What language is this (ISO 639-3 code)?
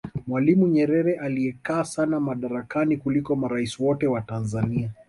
swa